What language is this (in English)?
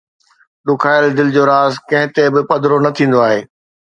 Sindhi